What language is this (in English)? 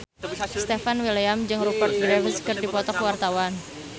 Sundanese